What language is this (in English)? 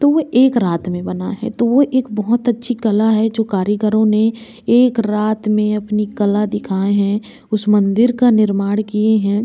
Hindi